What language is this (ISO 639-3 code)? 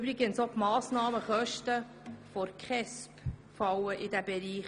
gsw